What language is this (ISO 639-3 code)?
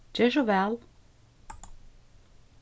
fao